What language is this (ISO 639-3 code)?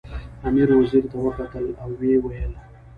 pus